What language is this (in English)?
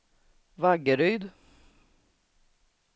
Swedish